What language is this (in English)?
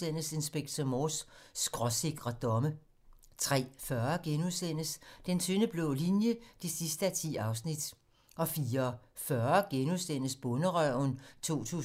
Danish